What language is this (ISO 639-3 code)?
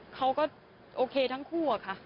tha